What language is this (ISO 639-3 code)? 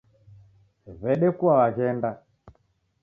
dav